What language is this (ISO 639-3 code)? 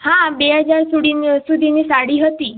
guj